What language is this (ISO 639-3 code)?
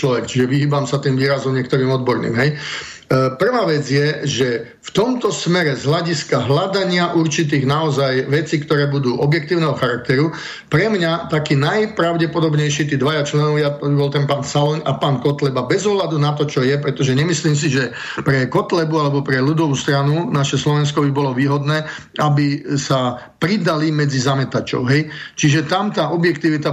slk